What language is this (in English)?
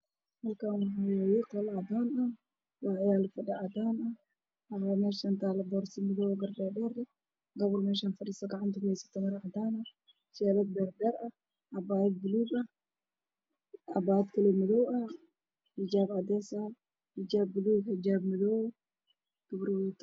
Somali